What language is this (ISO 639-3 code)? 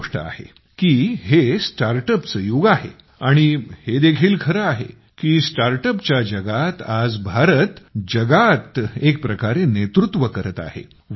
mar